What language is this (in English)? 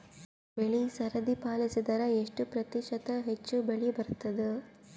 Kannada